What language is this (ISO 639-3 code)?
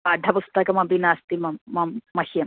san